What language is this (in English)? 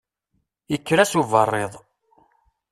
Kabyle